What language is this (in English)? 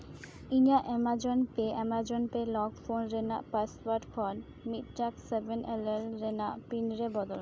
Santali